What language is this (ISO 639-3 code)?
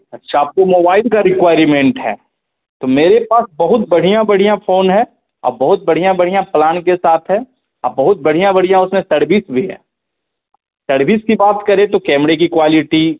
hin